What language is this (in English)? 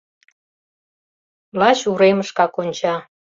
Mari